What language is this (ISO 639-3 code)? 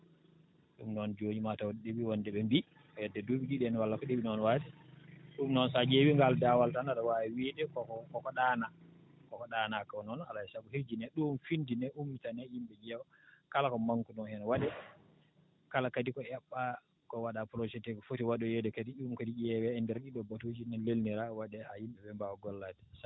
ful